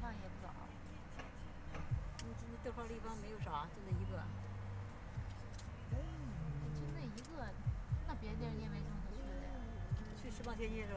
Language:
Chinese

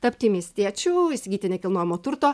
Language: Lithuanian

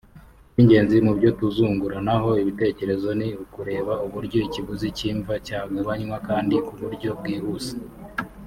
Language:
Kinyarwanda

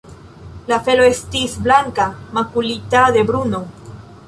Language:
Esperanto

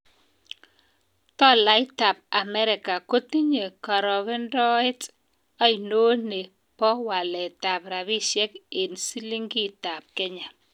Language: Kalenjin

